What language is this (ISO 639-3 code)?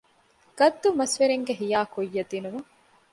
div